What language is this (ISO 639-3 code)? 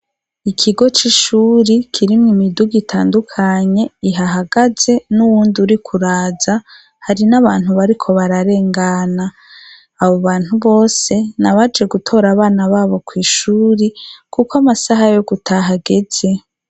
run